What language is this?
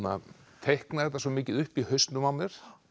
Icelandic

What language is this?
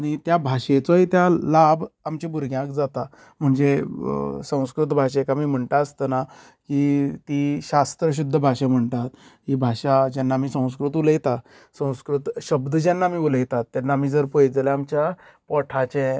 Konkani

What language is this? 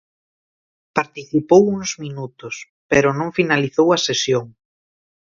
Galician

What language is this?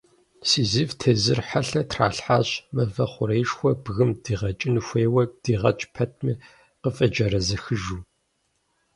Kabardian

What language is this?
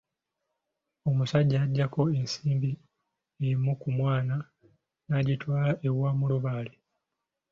Ganda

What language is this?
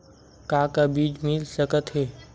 Chhattisgarhi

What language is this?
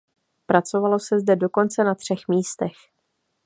Czech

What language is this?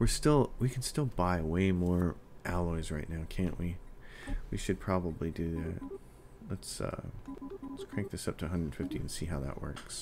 English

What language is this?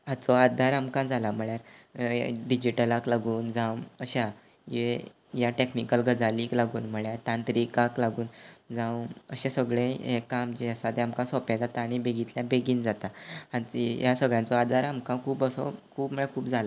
Konkani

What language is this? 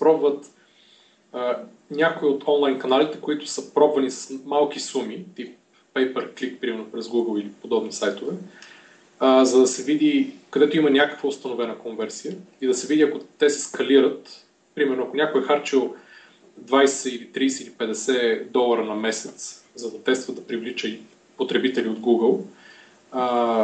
Bulgarian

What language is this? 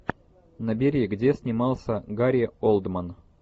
Russian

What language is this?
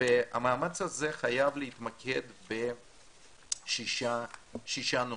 Hebrew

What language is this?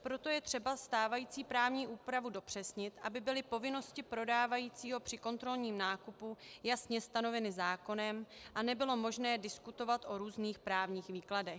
Czech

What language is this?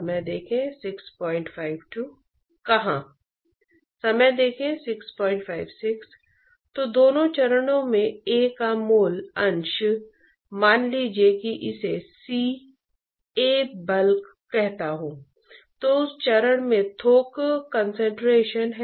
Hindi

